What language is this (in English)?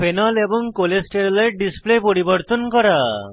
Bangla